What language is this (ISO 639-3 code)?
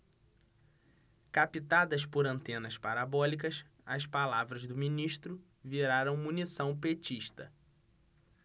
por